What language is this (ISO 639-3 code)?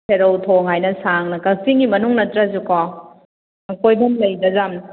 mni